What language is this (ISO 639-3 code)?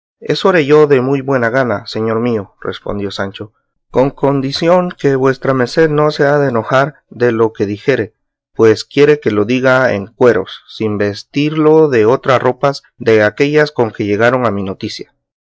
spa